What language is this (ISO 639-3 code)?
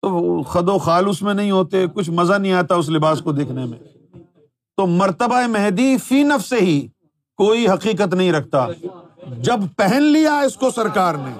urd